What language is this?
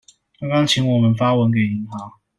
Chinese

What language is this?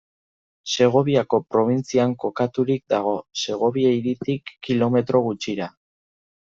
Basque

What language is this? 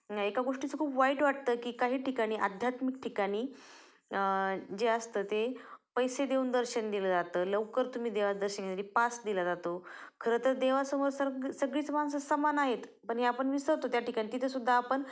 Marathi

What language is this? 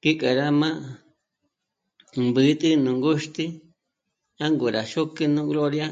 Michoacán Mazahua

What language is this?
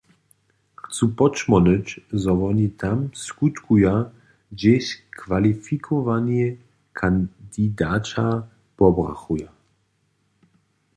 Upper Sorbian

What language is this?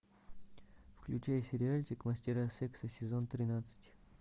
Russian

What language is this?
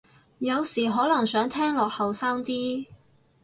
Cantonese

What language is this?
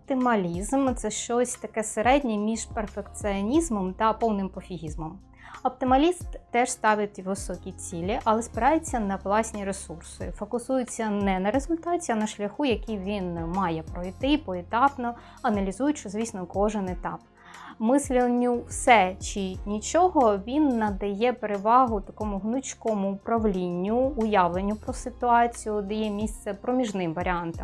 Ukrainian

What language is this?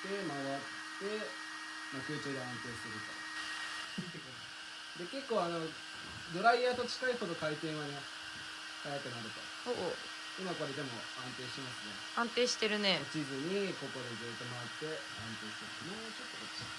Japanese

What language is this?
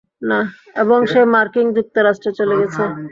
Bangla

